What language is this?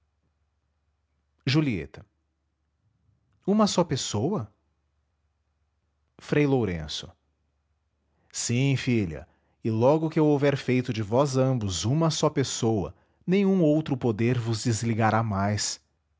Portuguese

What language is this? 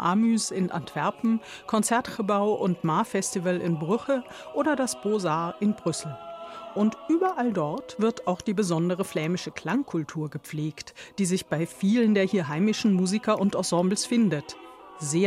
German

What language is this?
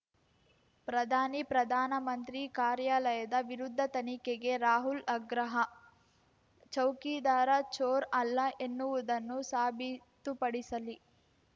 Kannada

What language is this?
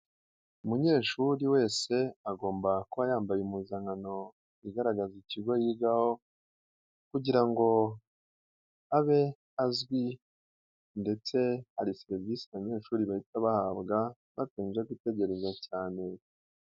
Kinyarwanda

